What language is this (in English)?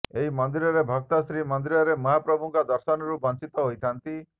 Odia